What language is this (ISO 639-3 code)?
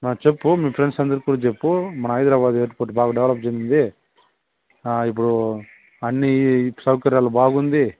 tel